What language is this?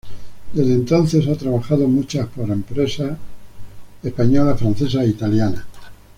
Spanish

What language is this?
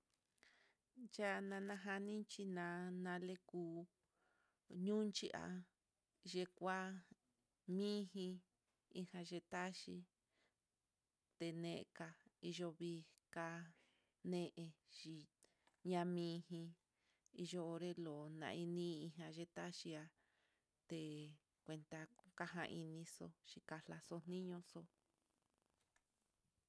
Mitlatongo Mixtec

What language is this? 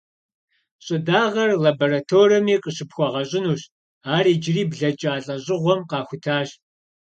Kabardian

